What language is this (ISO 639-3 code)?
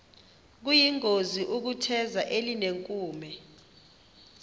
xho